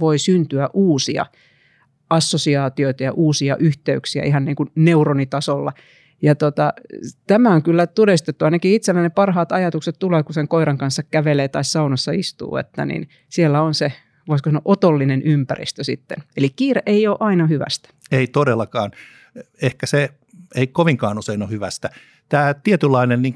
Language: Finnish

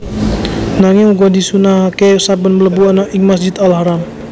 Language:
Javanese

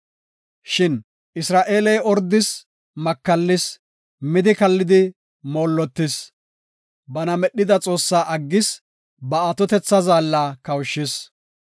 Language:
Gofa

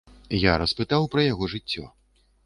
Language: Belarusian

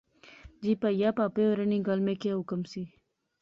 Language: Pahari-Potwari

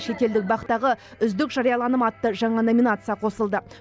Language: Kazakh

